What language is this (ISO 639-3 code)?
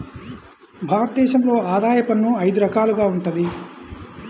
tel